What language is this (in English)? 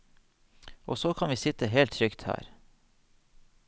Norwegian